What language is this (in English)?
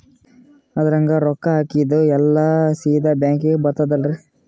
Kannada